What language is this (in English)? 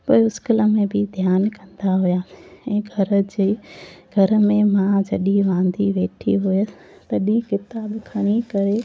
Sindhi